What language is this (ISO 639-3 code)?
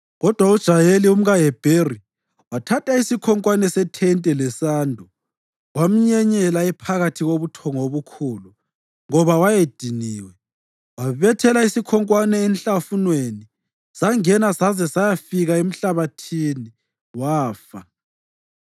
nde